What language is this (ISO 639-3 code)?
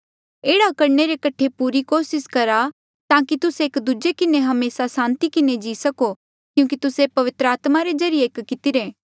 mjl